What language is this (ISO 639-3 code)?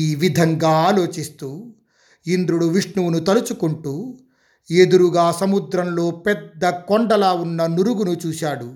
tel